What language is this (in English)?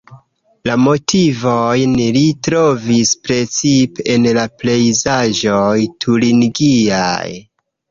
Esperanto